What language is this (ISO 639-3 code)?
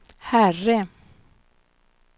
swe